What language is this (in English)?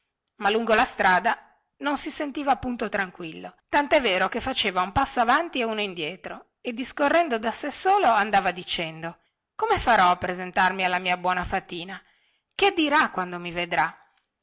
Italian